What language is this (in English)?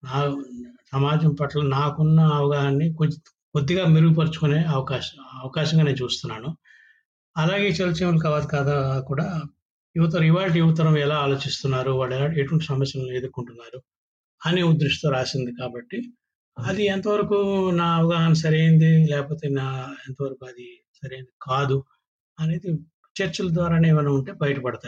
Telugu